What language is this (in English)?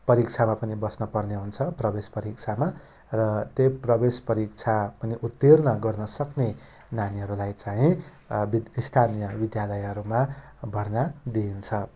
Nepali